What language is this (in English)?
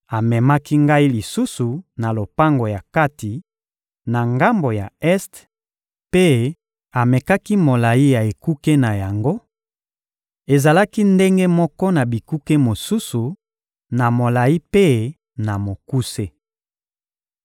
Lingala